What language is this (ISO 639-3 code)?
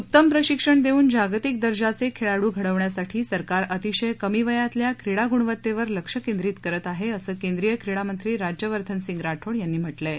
mar